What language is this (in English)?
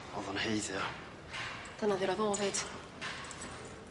Welsh